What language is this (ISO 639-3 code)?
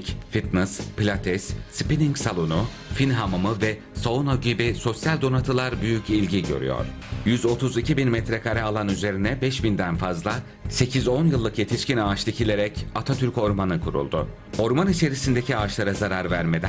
tur